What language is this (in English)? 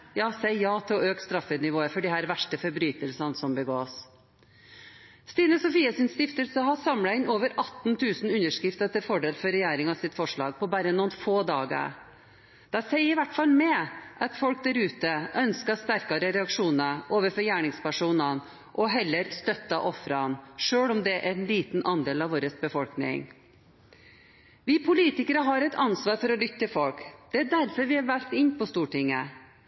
Norwegian Bokmål